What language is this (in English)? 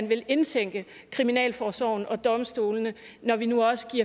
Danish